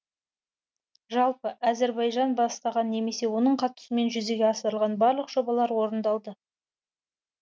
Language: Kazakh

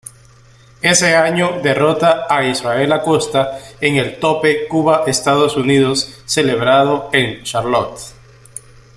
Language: Spanish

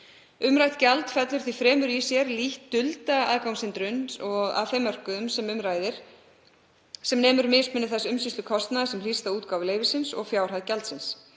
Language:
Icelandic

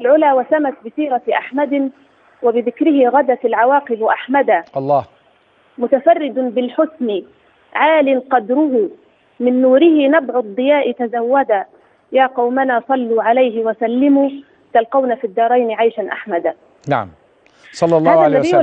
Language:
Arabic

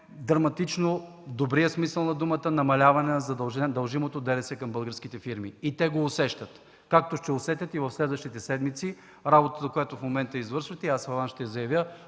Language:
Bulgarian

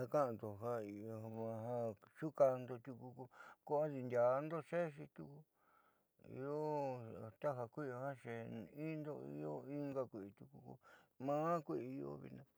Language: Southeastern Nochixtlán Mixtec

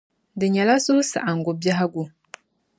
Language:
Dagbani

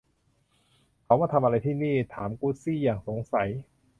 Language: Thai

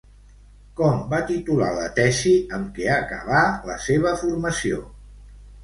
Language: Catalan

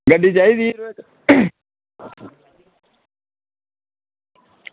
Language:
Dogri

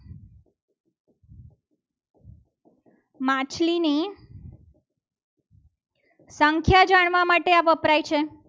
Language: Gujarati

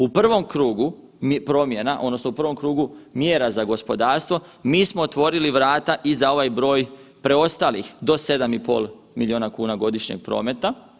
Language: Croatian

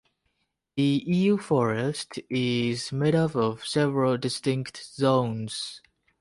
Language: English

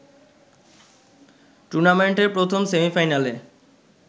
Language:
Bangla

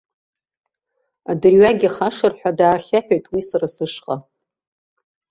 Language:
Abkhazian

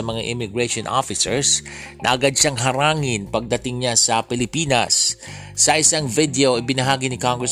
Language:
Filipino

